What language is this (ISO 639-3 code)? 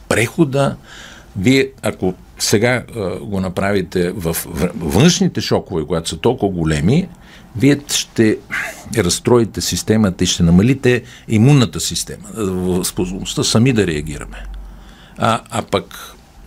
bul